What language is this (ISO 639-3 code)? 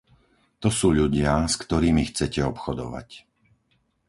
slk